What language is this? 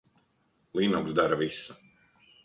Latvian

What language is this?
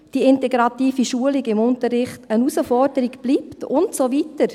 Swiss German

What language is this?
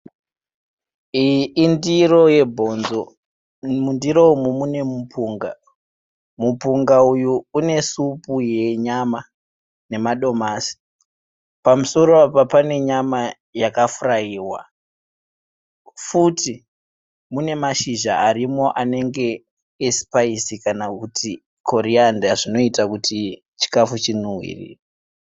Shona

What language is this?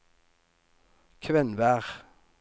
Norwegian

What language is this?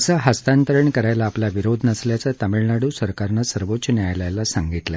Marathi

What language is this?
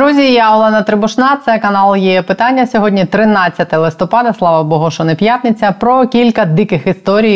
Ukrainian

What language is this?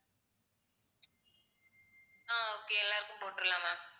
Tamil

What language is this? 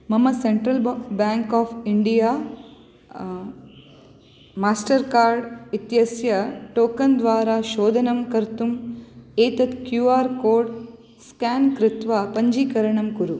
Sanskrit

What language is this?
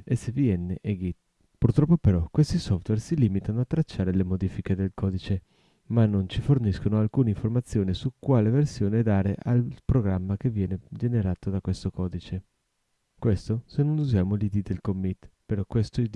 Italian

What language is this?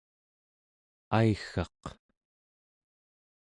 Central Yupik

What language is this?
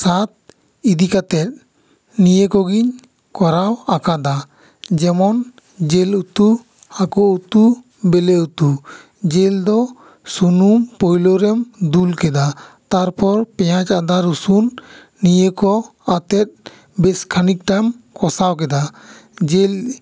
Santali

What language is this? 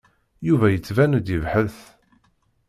Kabyle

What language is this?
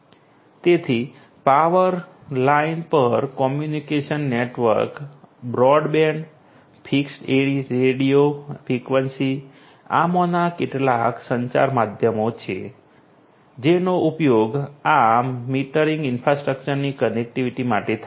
Gujarati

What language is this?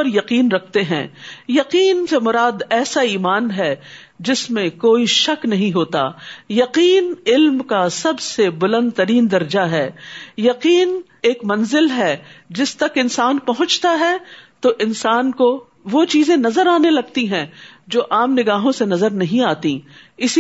Urdu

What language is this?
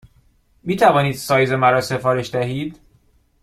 Persian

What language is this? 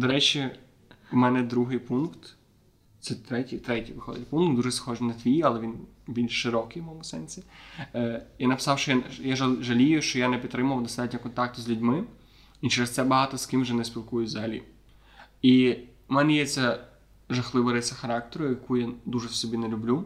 Ukrainian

